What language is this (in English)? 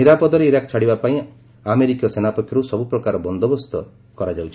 Odia